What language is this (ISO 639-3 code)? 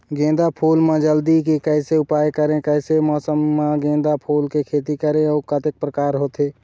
hne